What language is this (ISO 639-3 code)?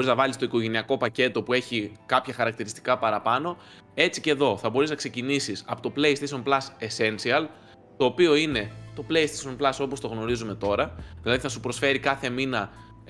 ell